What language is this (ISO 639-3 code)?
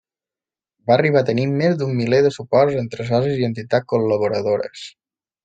cat